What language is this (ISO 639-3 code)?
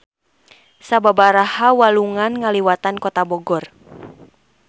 sun